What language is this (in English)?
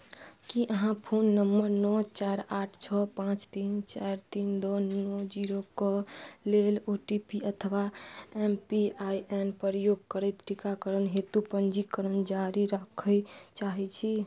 Maithili